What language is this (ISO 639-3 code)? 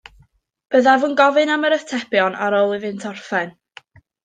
cym